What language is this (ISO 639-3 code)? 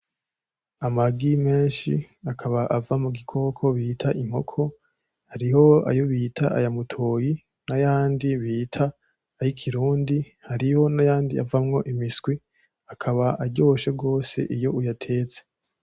run